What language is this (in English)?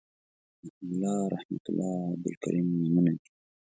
Pashto